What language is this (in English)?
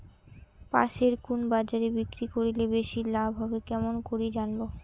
Bangla